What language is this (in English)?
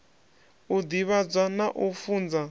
Venda